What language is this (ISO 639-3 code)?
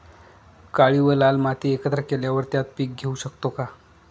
mar